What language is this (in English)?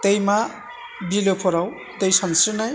Bodo